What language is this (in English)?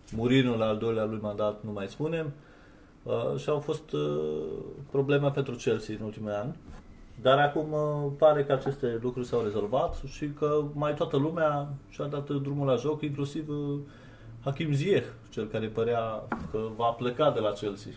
Romanian